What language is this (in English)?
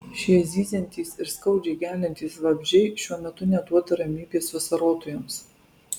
Lithuanian